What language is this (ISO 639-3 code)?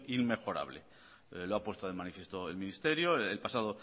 spa